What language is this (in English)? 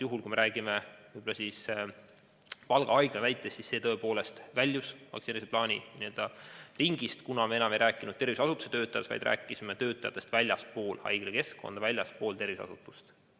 Estonian